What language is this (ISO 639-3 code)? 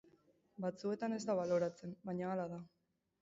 eus